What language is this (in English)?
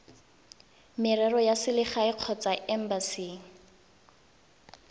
Tswana